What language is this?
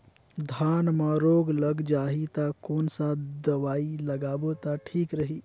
Chhattisgarhi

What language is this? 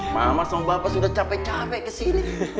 Indonesian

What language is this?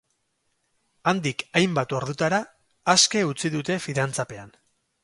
Basque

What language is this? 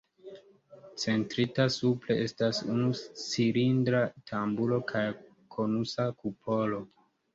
Esperanto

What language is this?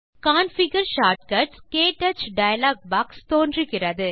Tamil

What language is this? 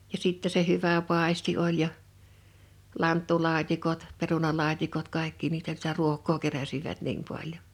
Finnish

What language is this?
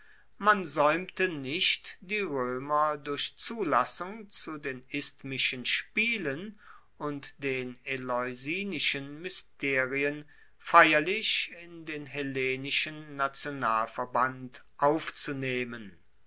German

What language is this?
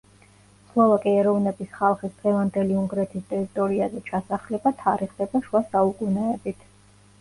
Georgian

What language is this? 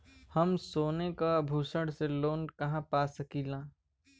Bhojpuri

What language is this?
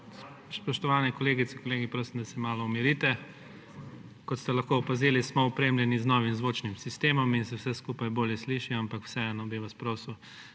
Slovenian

